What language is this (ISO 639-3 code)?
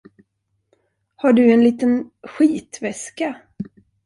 swe